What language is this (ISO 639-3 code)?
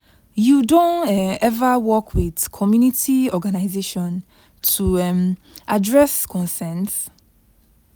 pcm